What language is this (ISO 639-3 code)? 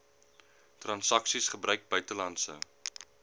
afr